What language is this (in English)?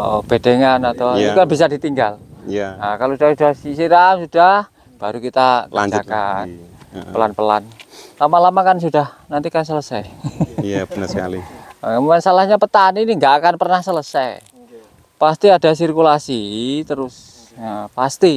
Indonesian